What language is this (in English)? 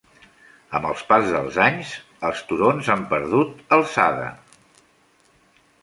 Catalan